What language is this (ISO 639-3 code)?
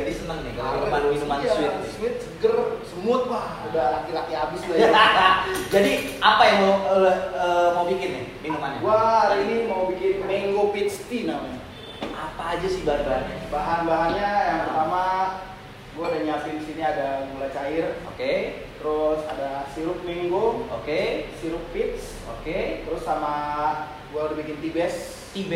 ind